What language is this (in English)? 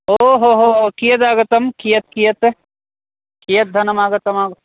Sanskrit